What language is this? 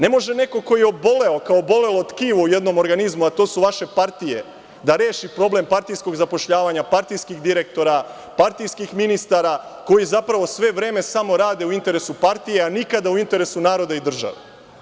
Serbian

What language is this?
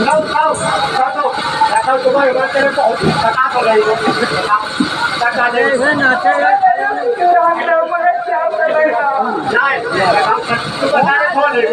Thai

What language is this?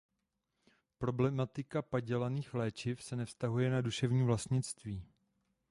Czech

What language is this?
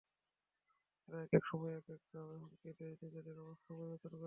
Bangla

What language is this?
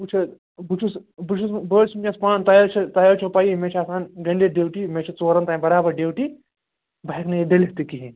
Kashmiri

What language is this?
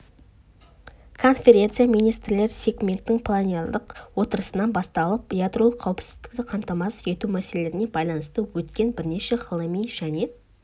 Kazakh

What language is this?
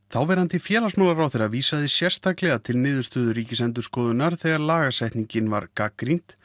Icelandic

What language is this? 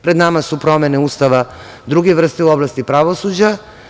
Serbian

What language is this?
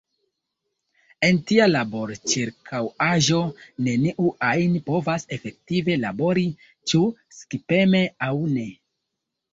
Esperanto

